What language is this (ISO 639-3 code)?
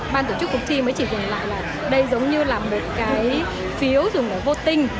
vie